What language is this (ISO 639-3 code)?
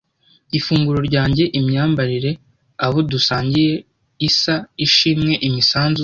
kin